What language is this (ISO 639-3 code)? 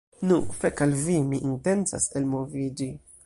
epo